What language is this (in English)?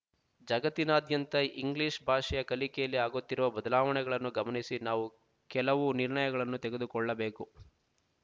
Kannada